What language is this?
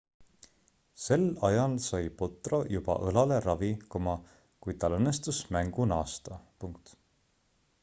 Estonian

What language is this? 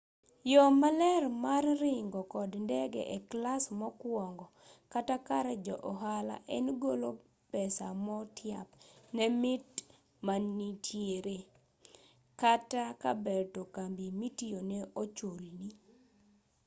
Luo (Kenya and Tanzania)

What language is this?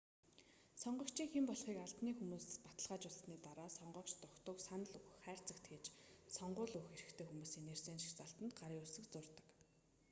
Mongolian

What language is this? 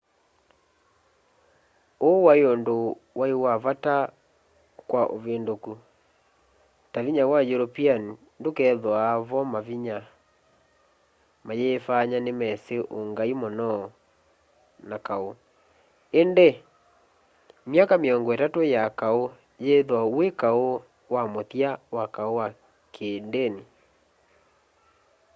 Kamba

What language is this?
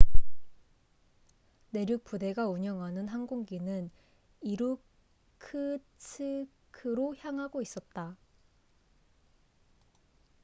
Korean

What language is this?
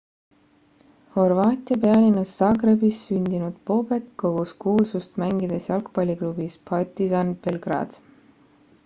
Estonian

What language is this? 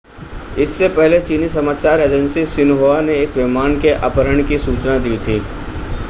Hindi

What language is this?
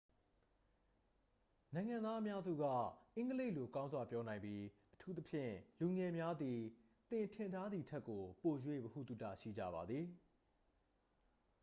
Burmese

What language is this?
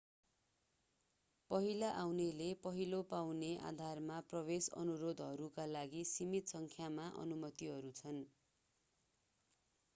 Nepali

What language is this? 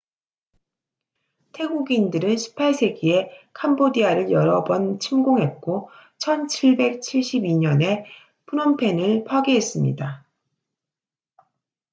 Korean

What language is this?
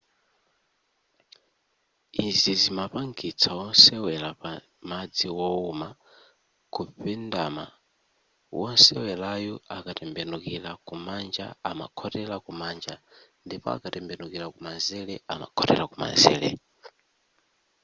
Nyanja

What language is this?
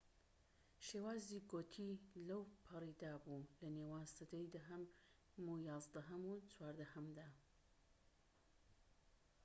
Central Kurdish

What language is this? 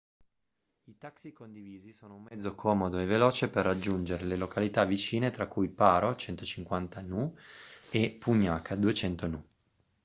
Italian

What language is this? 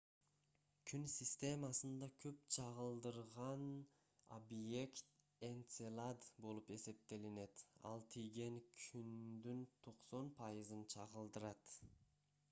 Kyrgyz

